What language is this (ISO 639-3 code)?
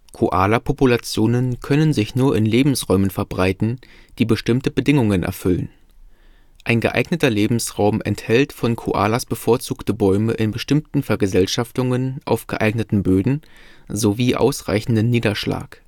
deu